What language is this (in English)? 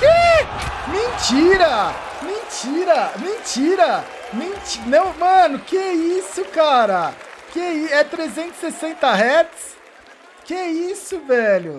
Portuguese